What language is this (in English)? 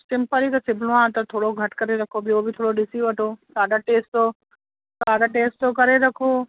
Sindhi